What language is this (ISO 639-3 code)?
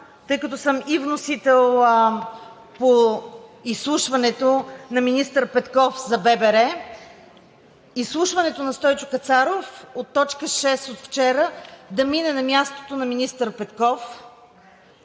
bul